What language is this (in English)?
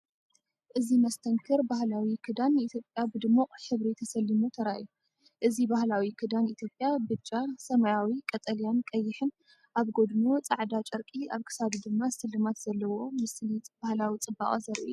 Tigrinya